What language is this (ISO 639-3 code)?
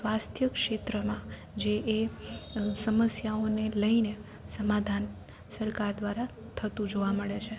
guj